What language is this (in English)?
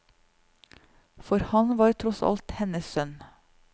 Norwegian